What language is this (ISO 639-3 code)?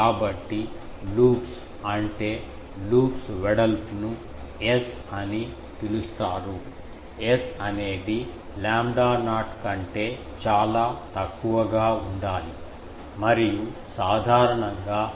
tel